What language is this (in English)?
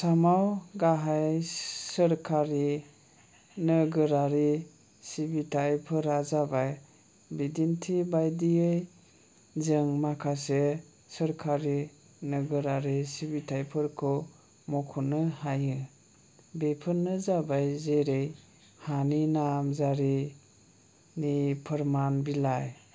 Bodo